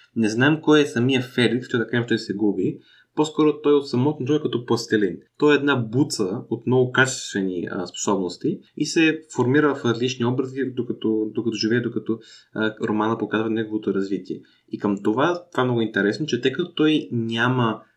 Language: Bulgarian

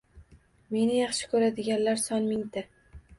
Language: Uzbek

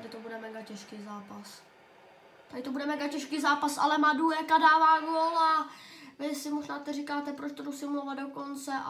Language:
Czech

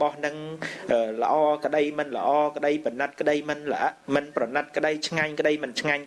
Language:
Vietnamese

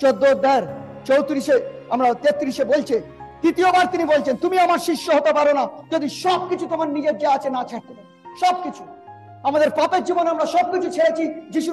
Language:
Bangla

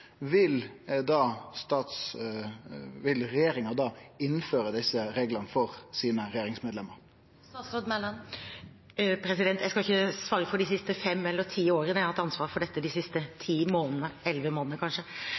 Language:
Norwegian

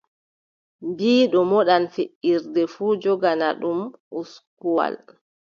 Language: Adamawa Fulfulde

